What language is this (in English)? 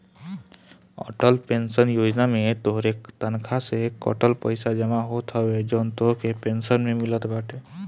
Bhojpuri